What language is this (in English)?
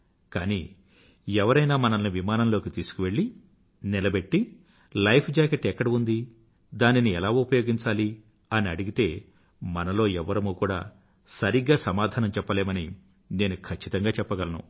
Telugu